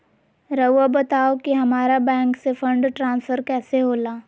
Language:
Magahi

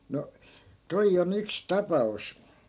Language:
Finnish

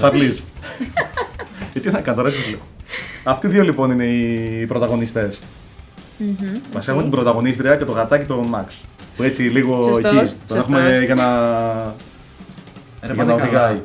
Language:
Greek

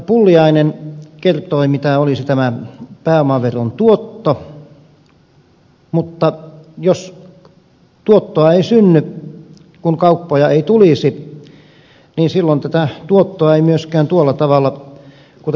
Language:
Finnish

